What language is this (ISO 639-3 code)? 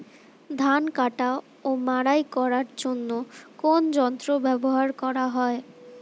ben